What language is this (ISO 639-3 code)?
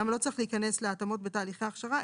heb